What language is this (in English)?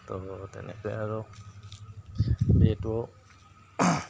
Assamese